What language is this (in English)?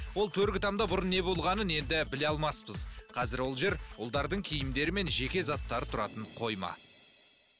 Kazakh